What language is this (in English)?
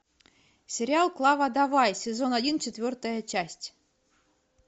Russian